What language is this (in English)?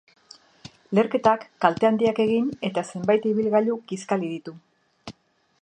Basque